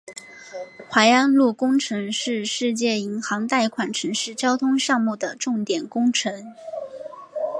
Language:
Chinese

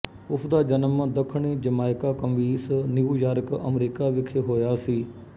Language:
Punjabi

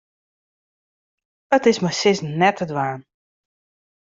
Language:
Western Frisian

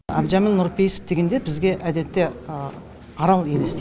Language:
Kazakh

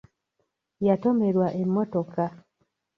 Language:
Ganda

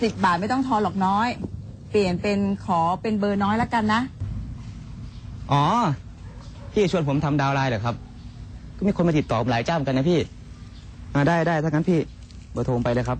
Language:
Thai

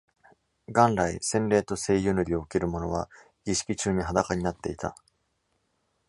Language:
Japanese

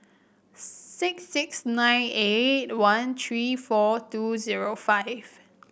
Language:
English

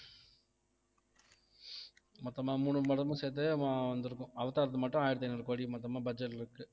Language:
Tamil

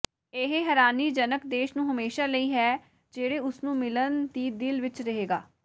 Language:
Punjabi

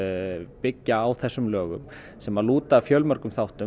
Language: Icelandic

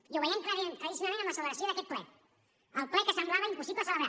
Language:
Catalan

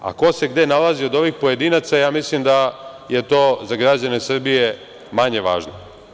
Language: Serbian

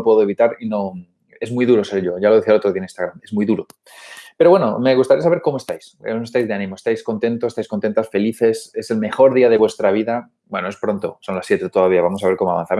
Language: Spanish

